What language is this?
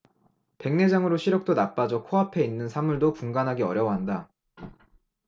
Korean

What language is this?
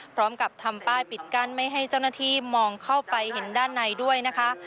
Thai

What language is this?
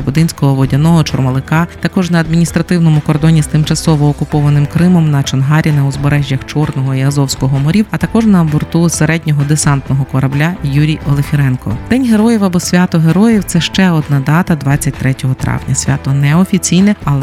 Ukrainian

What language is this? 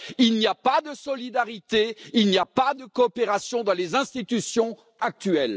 French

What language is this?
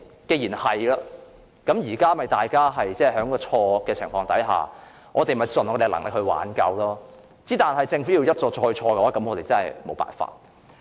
Cantonese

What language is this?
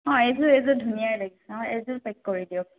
Assamese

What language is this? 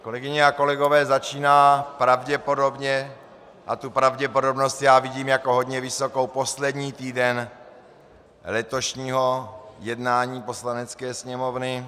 Czech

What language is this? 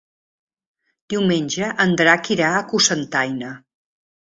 Catalan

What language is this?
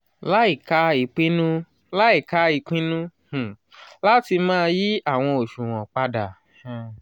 Yoruba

